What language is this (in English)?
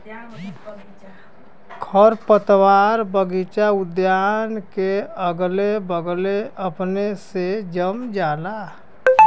Bhojpuri